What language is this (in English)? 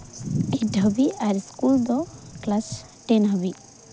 Santali